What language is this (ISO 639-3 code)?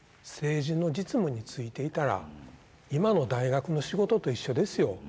jpn